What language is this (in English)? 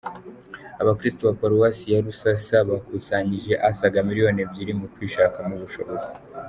Kinyarwanda